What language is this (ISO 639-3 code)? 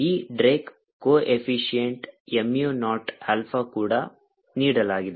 kan